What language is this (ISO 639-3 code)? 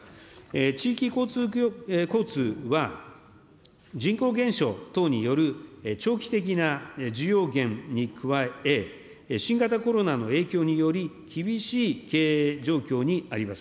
jpn